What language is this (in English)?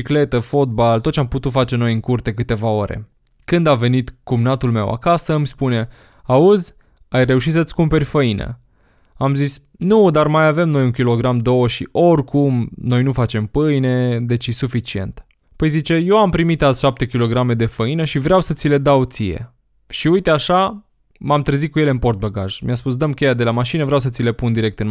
Romanian